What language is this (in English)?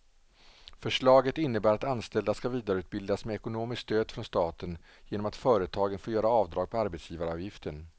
Swedish